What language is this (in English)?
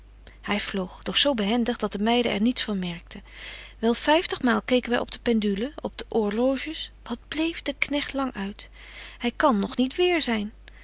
Dutch